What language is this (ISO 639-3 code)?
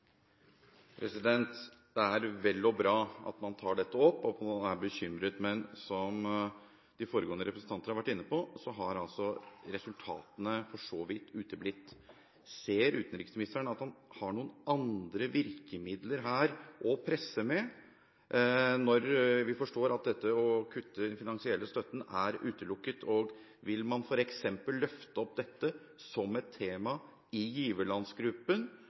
nob